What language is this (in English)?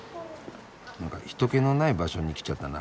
Japanese